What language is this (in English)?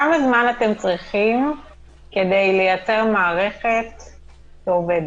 Hebrew